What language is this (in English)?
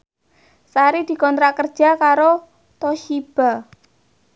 Javanese